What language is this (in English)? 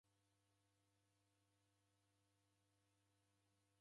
Taita